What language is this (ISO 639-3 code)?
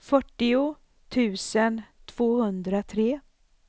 swe